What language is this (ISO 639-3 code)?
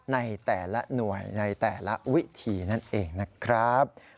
tha